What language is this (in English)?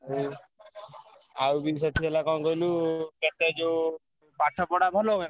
Odia